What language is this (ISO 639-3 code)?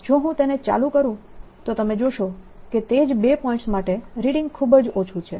guj